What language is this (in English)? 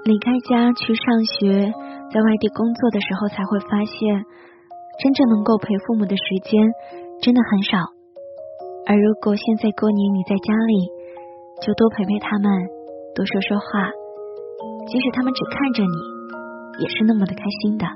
Chinese